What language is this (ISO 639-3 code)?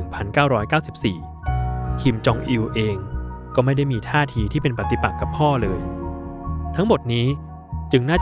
tha